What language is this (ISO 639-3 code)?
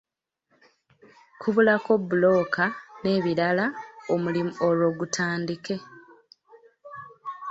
lug